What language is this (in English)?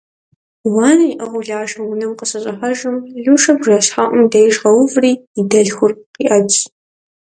Kabardian